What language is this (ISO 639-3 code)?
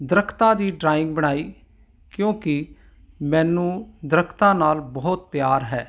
pan